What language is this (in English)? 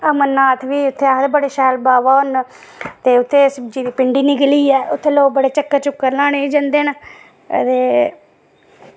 Dogri